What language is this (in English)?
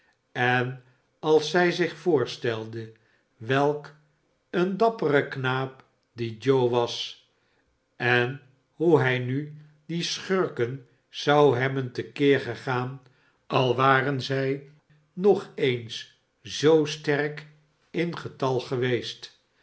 Dutch